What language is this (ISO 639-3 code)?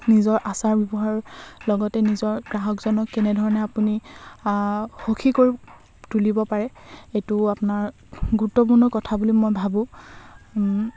asm